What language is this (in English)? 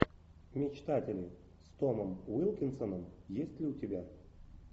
Russian